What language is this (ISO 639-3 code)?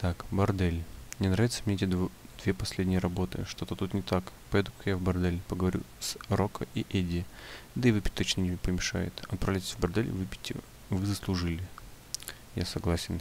rus